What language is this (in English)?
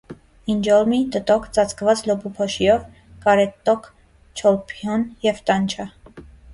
Armenian